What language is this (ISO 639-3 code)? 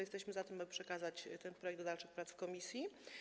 pol